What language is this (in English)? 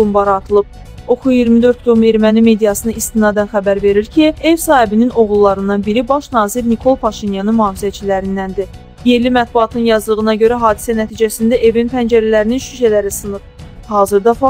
Turkish